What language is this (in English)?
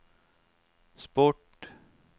Norwegian